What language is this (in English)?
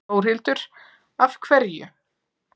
Icelandic